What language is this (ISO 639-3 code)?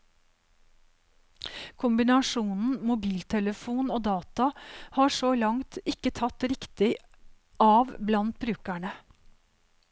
nor